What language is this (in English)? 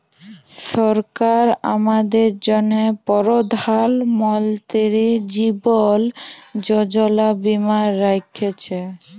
Bangla